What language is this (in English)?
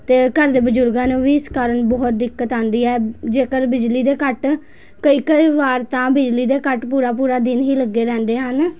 Punjabi